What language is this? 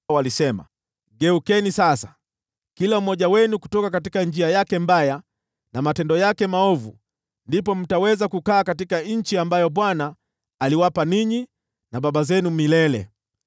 Swahili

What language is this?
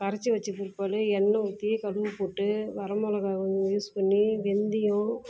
Tamil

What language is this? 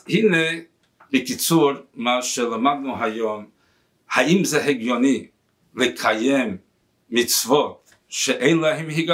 Hebrew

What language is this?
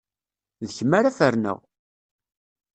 Kabyle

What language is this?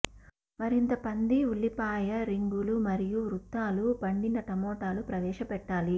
Telugu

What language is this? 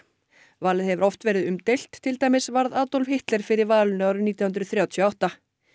Icelandic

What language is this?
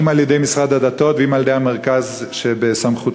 Hebrew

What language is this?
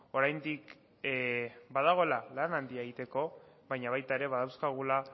Basque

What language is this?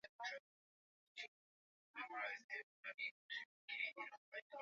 Swahili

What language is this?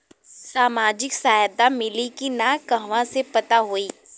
Bhojpuri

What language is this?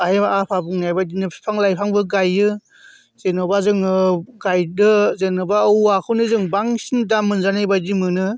Bodo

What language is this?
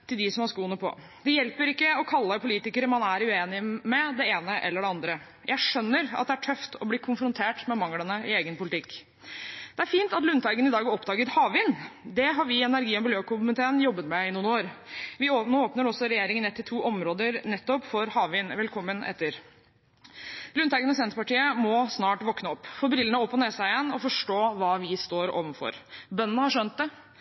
Norwegian Bokmål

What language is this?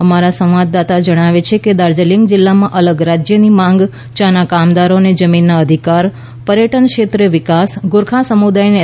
Gujarati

